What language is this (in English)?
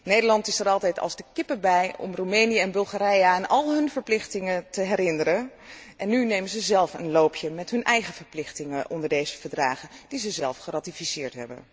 Dutch